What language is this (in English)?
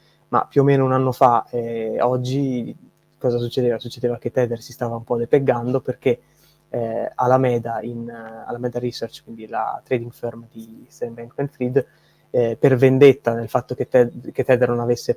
Italian